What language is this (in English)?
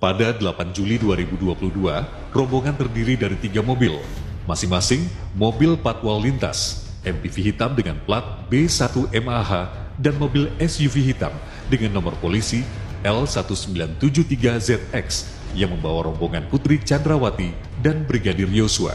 Indonesian